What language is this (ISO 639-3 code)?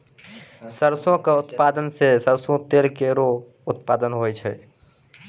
mai